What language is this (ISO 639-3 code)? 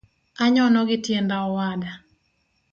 luo